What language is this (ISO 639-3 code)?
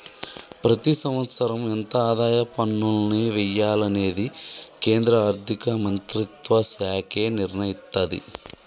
tel